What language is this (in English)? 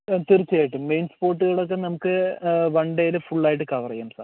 Malayalam